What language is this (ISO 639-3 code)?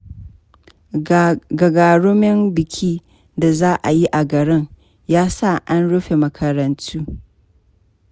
hau